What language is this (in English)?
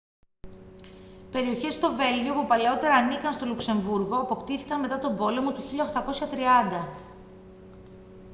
Greek